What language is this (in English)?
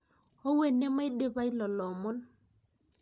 Masai